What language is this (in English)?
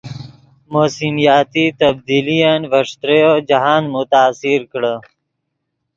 Yidgha